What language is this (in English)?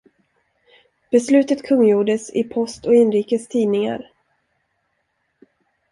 Swedish